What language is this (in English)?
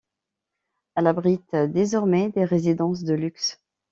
French